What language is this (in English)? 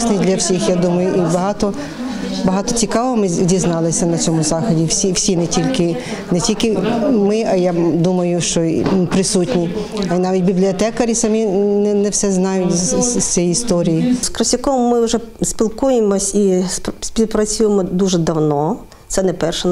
Ukrainian